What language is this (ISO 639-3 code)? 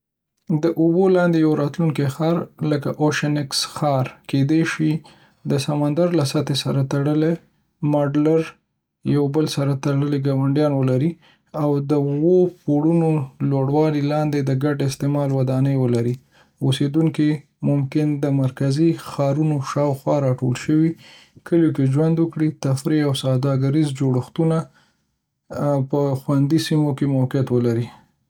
pus